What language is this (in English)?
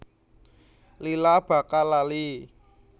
Javanese